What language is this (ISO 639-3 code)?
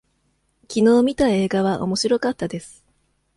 jpn